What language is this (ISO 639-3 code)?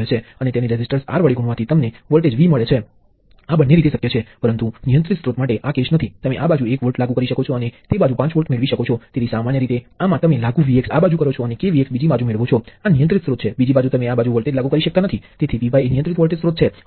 guj